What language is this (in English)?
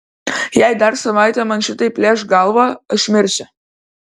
Lithuanian